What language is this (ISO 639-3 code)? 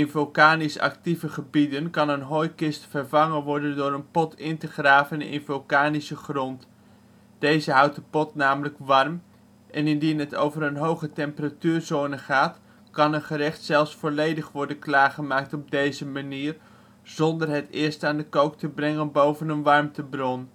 nld